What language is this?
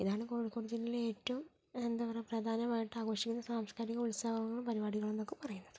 Malayalam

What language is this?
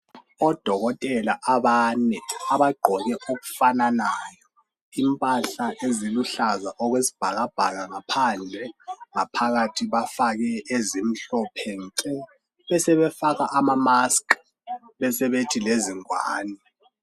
North Ndebele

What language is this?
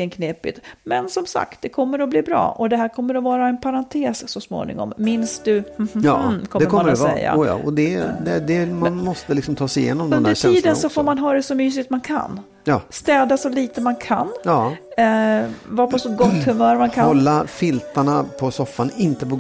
Swedish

